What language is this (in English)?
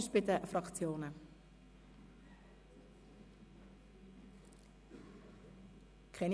Swiss German